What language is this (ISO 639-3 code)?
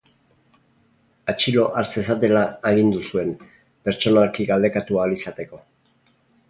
eus